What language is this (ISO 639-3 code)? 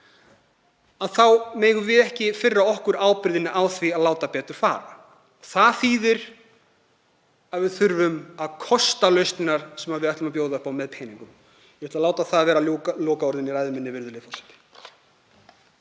isl